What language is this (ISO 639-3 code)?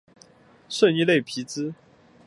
zho